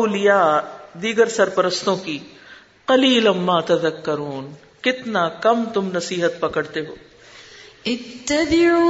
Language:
Urdu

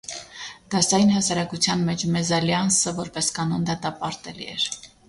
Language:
Armenian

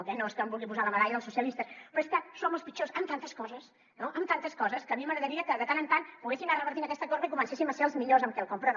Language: Catalan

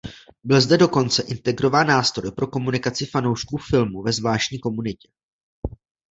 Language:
Czech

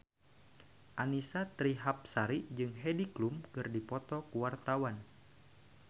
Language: Sundanese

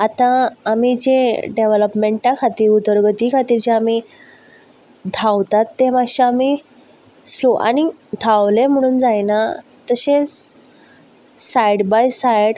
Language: Konkani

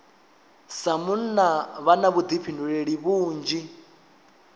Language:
Venda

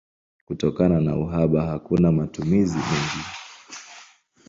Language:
Swahili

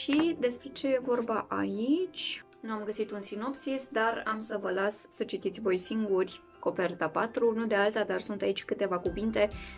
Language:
Romanian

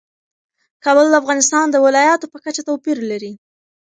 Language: Pashto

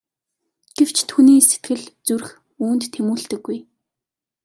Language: Mongolian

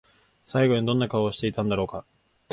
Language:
Japanese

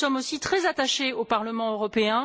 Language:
French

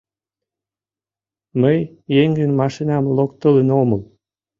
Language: Mari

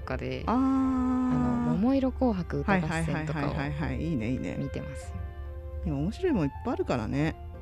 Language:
Japanese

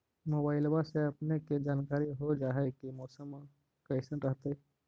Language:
Magahi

